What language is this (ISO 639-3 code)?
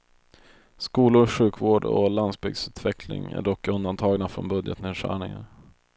swe